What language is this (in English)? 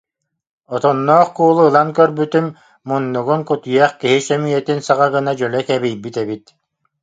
Yakut